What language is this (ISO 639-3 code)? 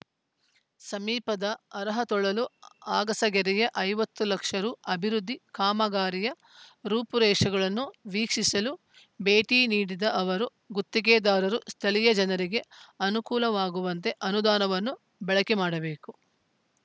kan